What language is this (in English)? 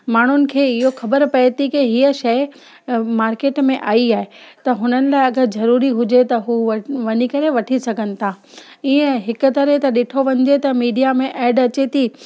Sindhi